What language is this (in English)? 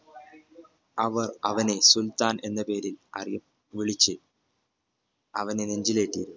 Malayalam